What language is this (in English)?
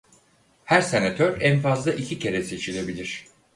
Turkish